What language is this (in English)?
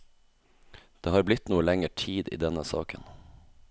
Norwegian